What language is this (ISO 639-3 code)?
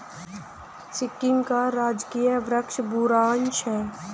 hin